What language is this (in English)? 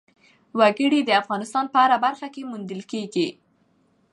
Pashto